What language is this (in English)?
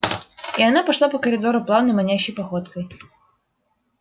Russian